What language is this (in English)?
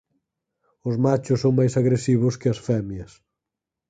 Galician